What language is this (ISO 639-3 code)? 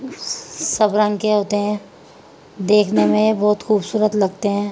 urd